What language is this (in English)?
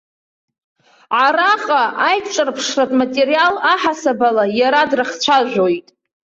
Abkhazian